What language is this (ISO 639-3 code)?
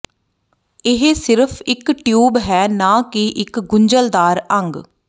pan